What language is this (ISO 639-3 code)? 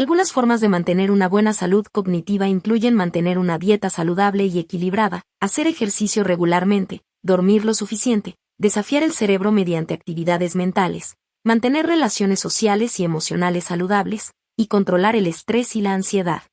spa